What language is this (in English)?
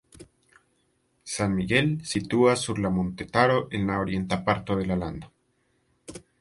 Esperanto